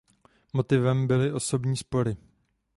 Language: Czech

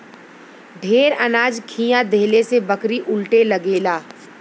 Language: Bhojpuri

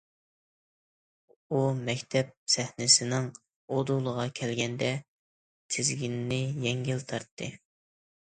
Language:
Uyghur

